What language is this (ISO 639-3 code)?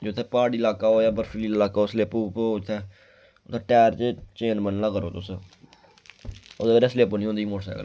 doi